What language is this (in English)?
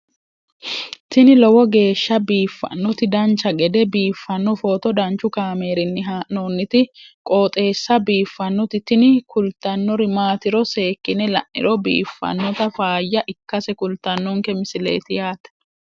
Sidamo